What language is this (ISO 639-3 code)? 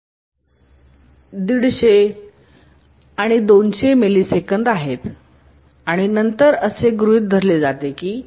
mar